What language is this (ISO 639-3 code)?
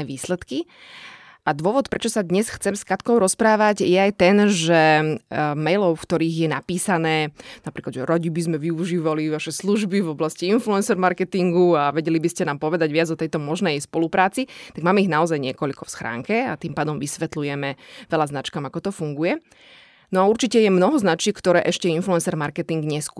slk